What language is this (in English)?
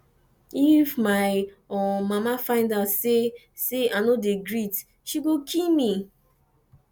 Nigerian Pidgin